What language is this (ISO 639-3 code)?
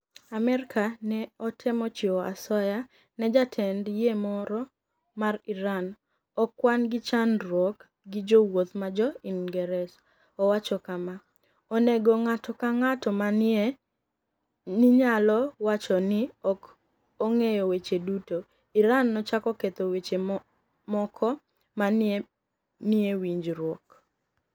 luo